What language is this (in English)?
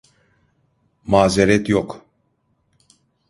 Turkish